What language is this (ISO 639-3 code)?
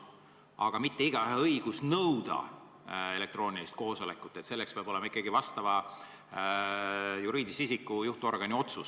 est